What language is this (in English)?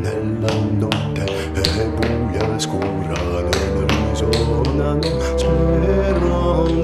Greek